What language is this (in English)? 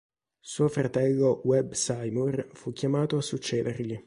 Italian